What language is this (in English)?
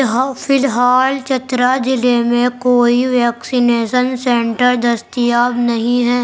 Urdu